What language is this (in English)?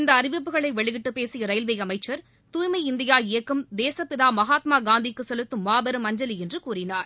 Tamil